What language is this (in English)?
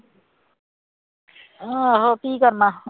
Punjabi